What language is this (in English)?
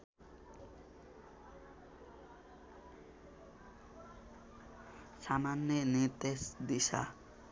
Nepali